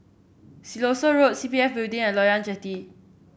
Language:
English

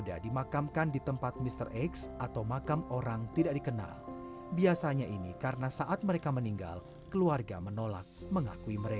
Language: Indonesian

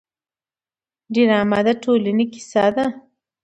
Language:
Pashto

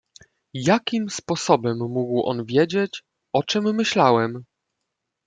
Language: Polish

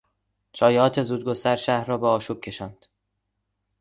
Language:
Persian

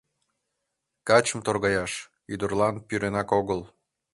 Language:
Mari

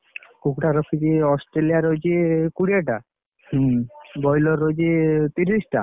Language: Odia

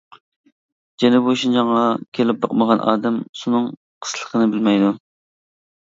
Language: Uyghur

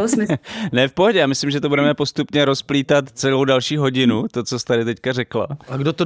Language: Czech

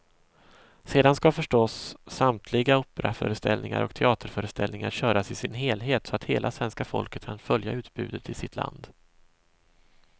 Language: Swedish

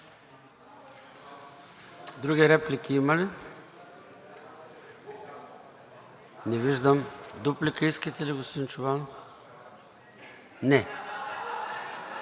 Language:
Bulgarian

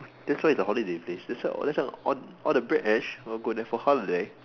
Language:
English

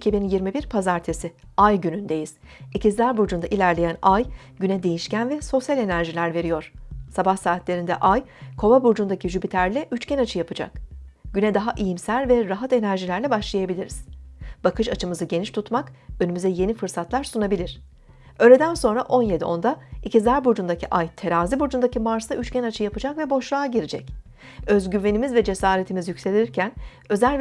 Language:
Turkish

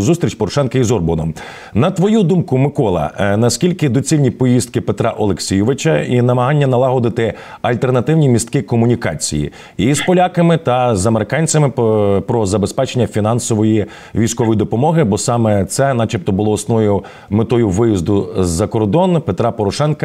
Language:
Ukrainian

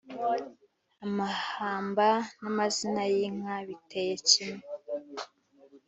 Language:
Kinyarwanda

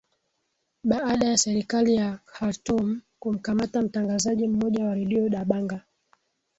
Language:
Swahili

